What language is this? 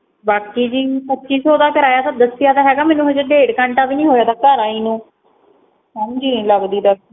Punjabi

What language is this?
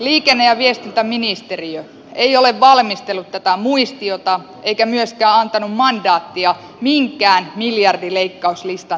Finnish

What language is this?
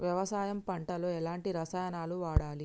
Telugu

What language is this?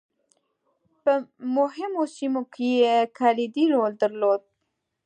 Pashto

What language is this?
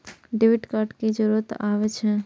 Maithili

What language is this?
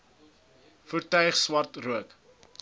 Afrikaans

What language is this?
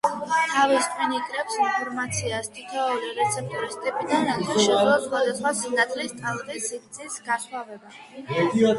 Georgian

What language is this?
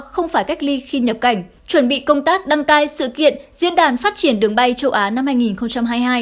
Vietnamese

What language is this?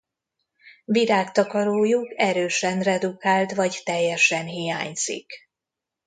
Hungarian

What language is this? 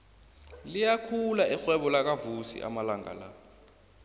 South Ndebele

